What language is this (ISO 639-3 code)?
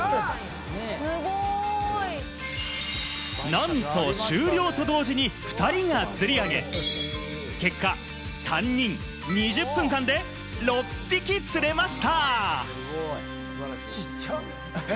jpn